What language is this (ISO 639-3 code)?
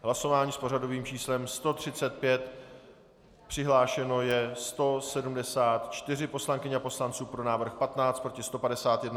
ces